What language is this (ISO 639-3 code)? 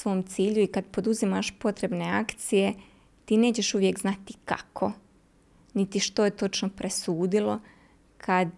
hrv